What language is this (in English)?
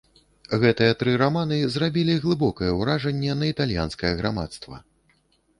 Belarusian